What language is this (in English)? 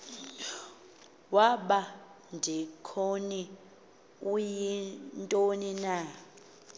Xhosa